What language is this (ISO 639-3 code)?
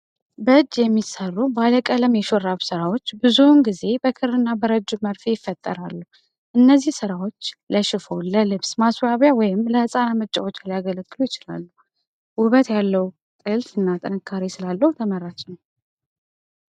amh